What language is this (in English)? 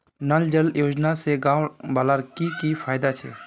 Magahi